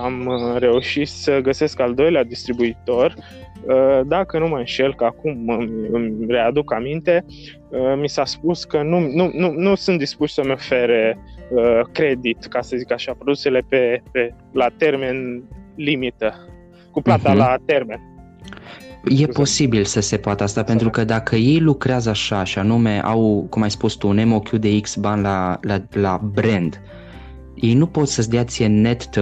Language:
Romanian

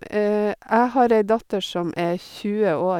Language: Norwegian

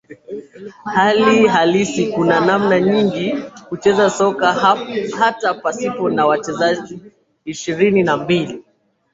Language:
Swahili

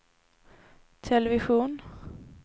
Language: Swedish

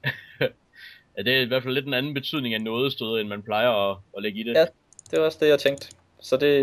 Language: Danish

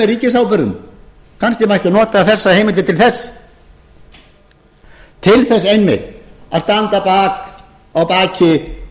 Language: Icelandic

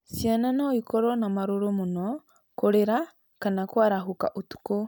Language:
Kikuyu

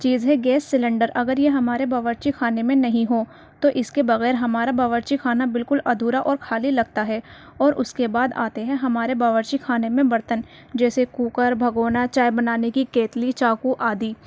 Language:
Urdu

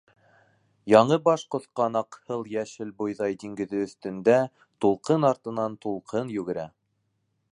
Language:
Bashkir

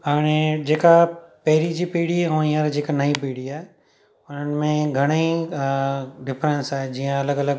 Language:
Sindhi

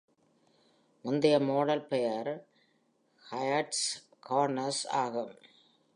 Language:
Tamil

